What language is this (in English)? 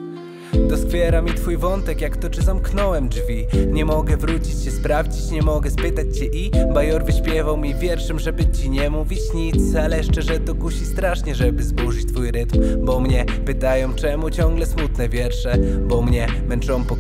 Polish